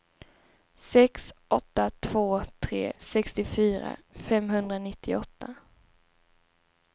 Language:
Swedish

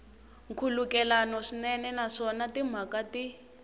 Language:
Tsonga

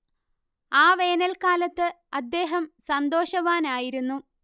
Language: Malayalam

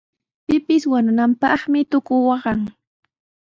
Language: Sihuas Ancash Quechua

